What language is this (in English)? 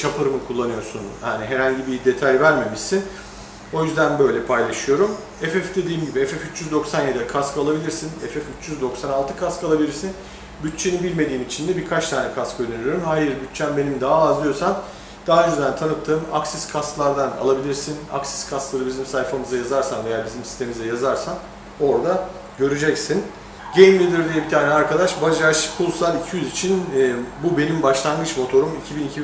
Turkish